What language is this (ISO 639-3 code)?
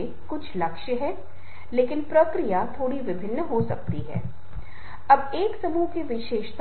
hin